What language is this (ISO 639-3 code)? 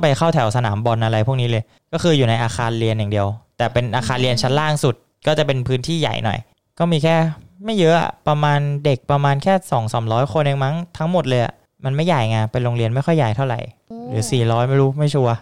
tha